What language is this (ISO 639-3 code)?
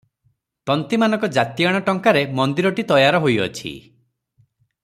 ori